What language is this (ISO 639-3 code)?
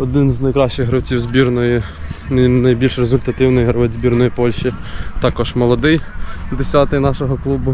pol